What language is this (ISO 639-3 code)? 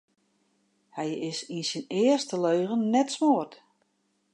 fry